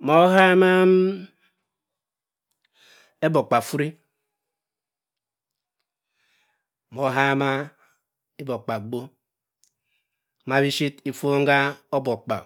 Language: Cross River Mbembe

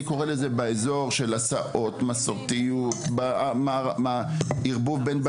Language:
Hebrew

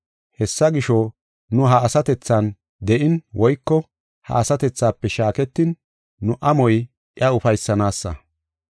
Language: Gofa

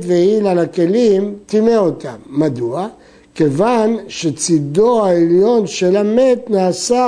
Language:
Hebrew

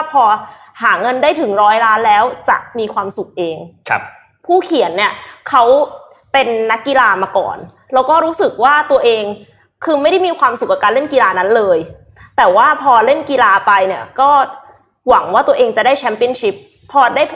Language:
Thai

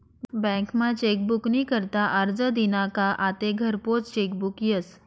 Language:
Marathi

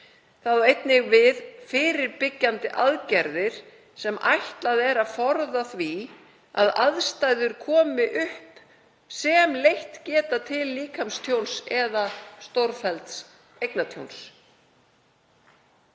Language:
Icelandic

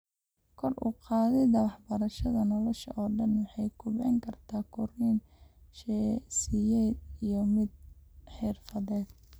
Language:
Somali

